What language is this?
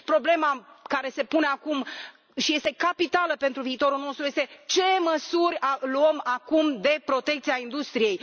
Romanian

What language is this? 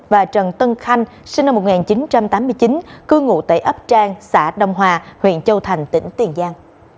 Vietnamese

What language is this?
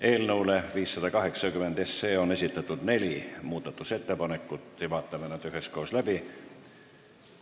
Estonian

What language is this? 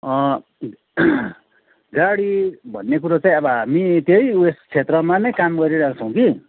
Nepali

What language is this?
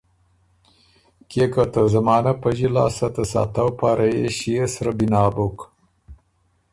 Ormuri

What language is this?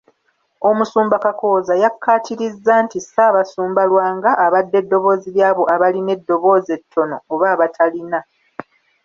Ganda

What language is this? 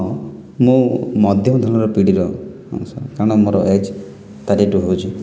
Odia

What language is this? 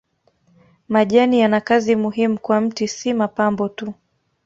Swahili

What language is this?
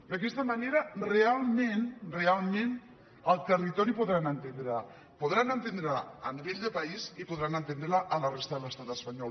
Catalan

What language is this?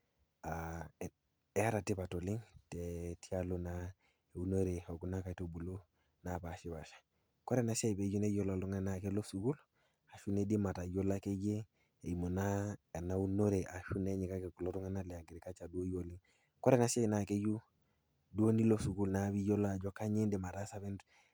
Masai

